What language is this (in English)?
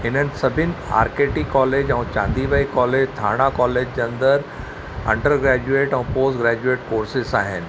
Sindhi